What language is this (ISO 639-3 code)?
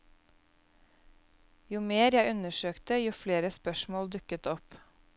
nor